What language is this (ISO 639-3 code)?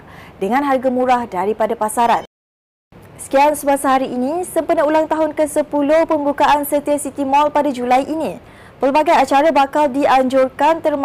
msa